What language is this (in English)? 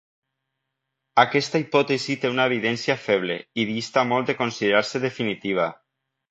Catalan